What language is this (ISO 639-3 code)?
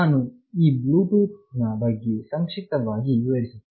kan